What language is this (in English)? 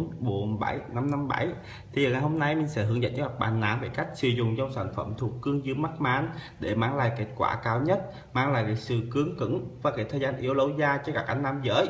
Vietnamese